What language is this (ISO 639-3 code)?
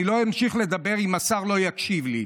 heb